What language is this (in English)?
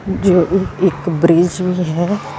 Punjabi